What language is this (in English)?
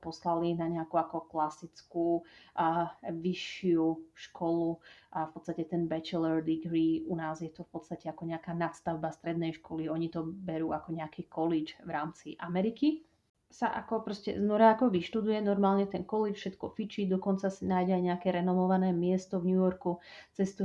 Slovak